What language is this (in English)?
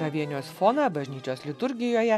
Lithuanian